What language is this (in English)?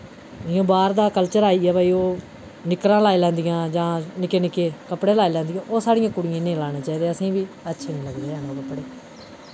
Dogri